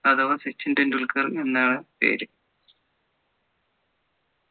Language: Malayalam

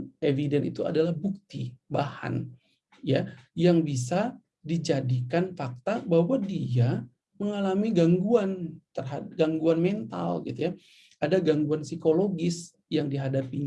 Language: Indonesian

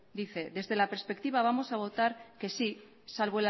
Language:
Spanish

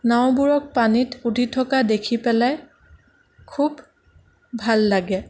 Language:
Assamese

